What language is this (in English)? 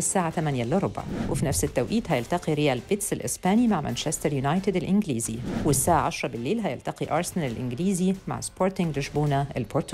Arabic